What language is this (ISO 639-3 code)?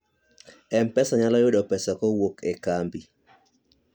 luo